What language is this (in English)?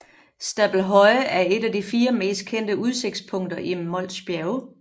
Danish